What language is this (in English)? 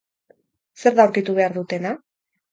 Basque